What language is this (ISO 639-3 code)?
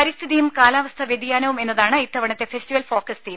mal